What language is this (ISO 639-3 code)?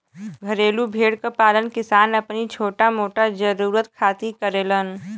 bho